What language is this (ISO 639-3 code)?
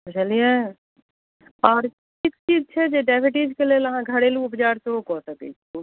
mai